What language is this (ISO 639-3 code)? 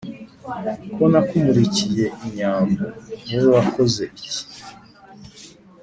kin